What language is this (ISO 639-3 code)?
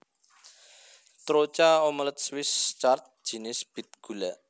jav